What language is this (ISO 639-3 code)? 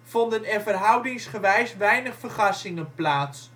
nld